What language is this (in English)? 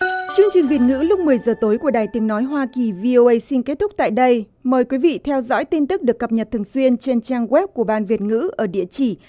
Vietnamese